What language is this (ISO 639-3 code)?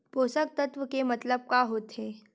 hne